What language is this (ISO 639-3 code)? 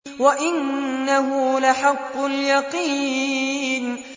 ara